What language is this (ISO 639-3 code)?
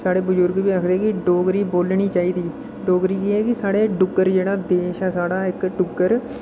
doi